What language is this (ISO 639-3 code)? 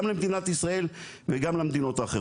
heb